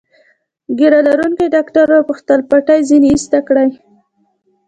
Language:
Pashto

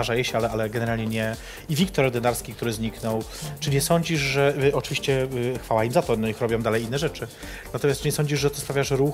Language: Polish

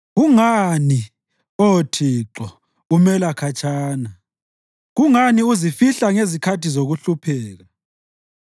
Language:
North Ndebele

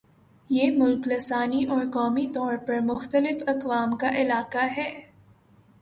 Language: Urdu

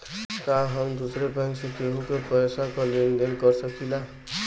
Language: Bhojpuri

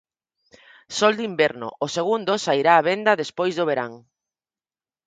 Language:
Galician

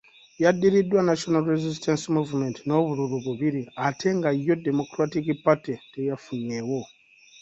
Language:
Ganda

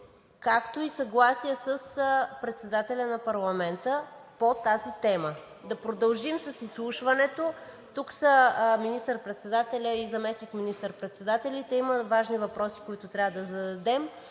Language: Bulgarian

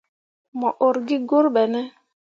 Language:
Mundang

